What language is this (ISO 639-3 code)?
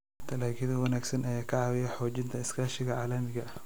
som